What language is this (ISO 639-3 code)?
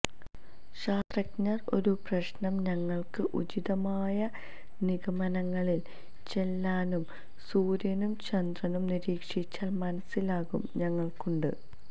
mal